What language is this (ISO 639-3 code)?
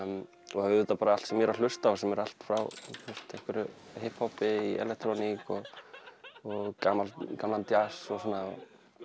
isl